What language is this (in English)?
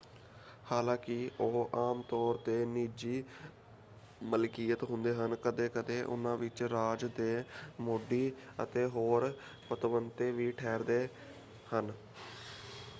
Punjabi